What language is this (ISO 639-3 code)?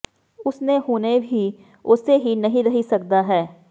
pan